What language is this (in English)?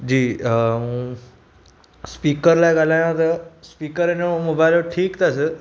Sindhi